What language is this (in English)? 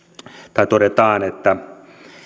Finnish